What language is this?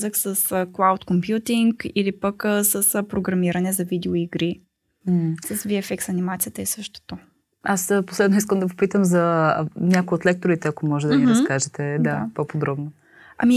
Bulgarian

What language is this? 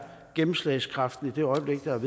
Danish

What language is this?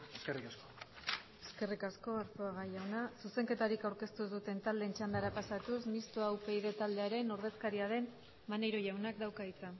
Basque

